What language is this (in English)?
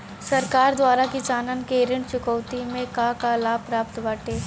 Bhojpuri